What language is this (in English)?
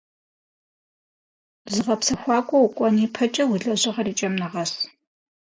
Kabardian